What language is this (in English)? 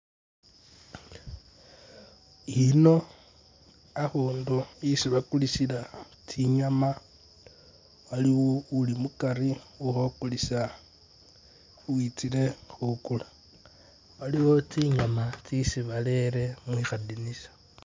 Masaaba